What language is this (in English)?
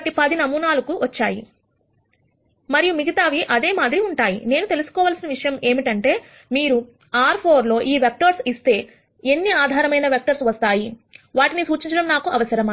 Telugu